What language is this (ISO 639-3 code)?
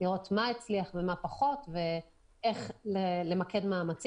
heb